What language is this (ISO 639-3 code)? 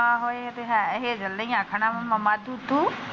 pan